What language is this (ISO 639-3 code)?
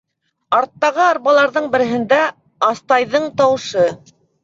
bak